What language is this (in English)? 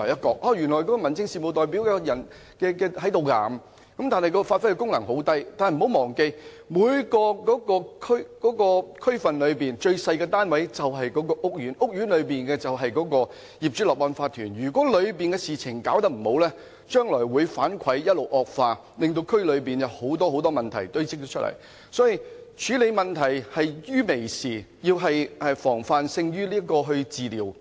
Cantonese